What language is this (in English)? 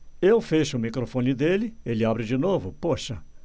Portuguese